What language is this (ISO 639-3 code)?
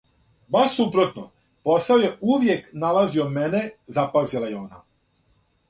srp